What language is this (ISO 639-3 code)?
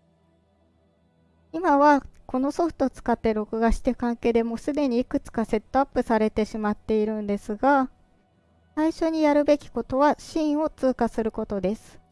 jpn